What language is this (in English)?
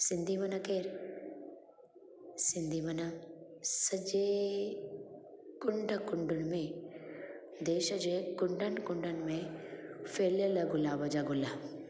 Sindhi